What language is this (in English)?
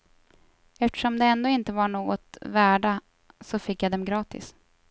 Swedish